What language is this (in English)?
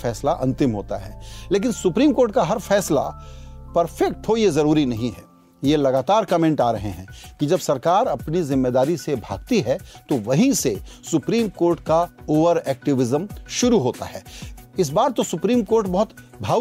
Hindi